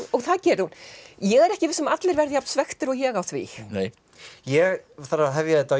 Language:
Icelandic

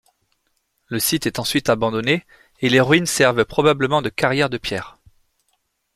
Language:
French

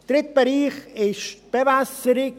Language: Swiss German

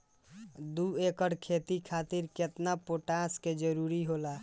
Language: Bhojpuri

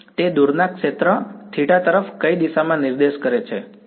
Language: Gujarati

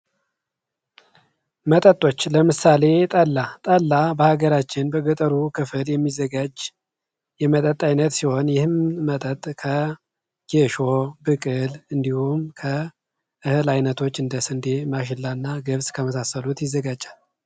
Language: Amharic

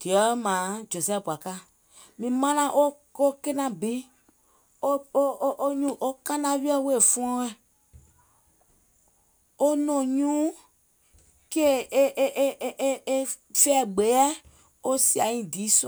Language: Gola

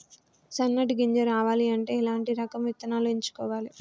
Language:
Telugu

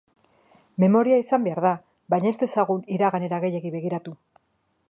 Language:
Basque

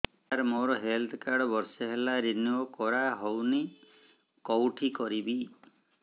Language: Odia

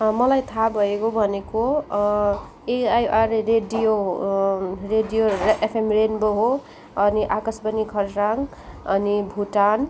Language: Nepali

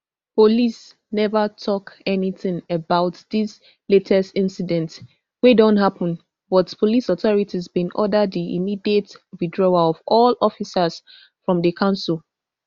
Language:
Nigerian Pidgin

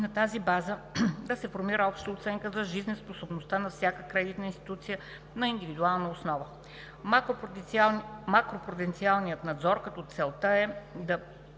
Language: Bulgarian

